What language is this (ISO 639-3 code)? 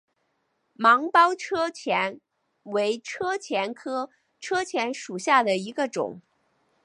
zho